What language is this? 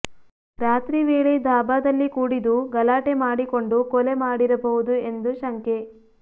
Kannada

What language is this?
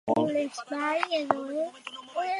Basque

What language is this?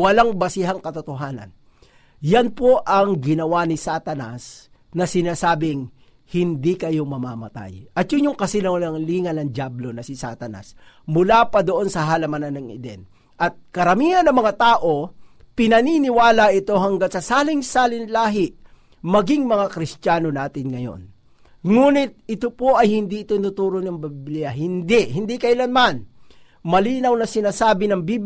Filipino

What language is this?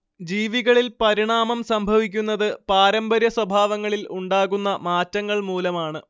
Malayalam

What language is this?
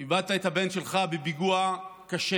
Hebrew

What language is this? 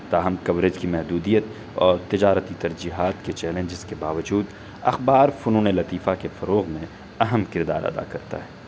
Urdu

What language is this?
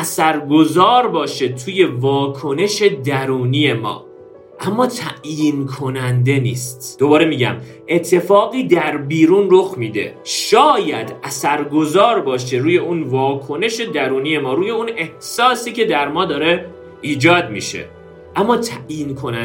Persian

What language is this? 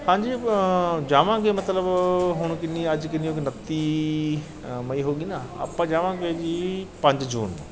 Punjabi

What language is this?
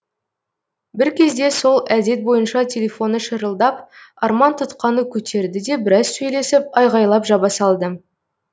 Kazakh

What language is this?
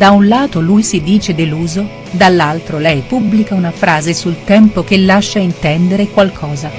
Italian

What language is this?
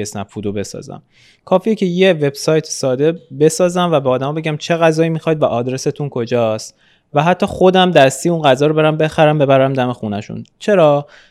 Persian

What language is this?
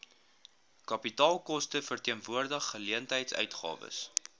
Afrikaans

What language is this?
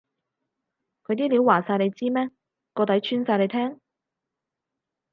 Cantonese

